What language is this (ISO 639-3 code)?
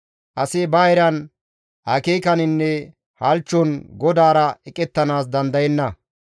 gmv